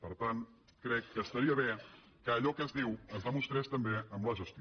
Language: Catalan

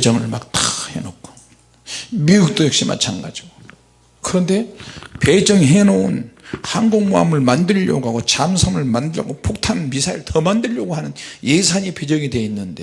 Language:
Korean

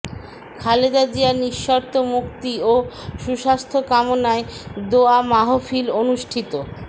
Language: Bangla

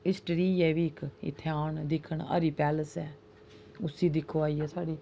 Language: Dogri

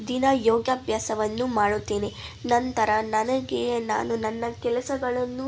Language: Kannada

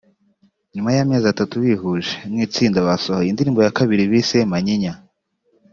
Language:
Kinyarwanda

